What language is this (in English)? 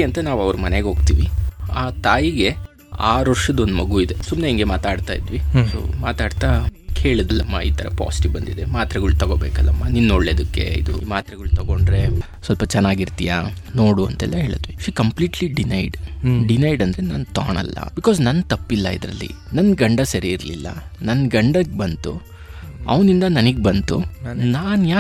Kannada